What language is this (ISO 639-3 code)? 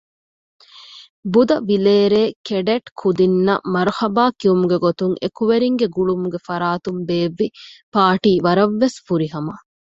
div